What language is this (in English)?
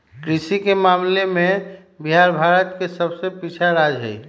Magahi